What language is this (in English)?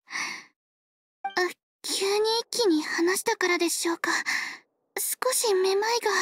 Japanese